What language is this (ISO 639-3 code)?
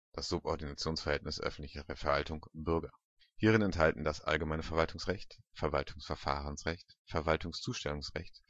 deu